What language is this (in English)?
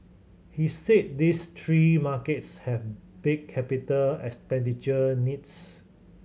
English